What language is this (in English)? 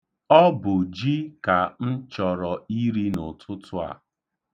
Igbo